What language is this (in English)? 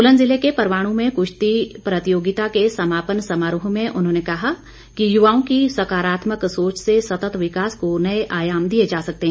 Hindi